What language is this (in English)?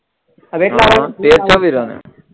Gujarati